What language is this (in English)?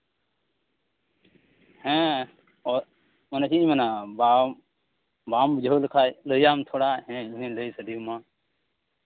Santali